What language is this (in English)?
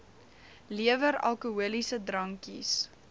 Afrikaans